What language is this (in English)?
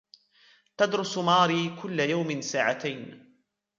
Arabic